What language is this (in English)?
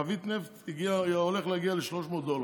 Hebrew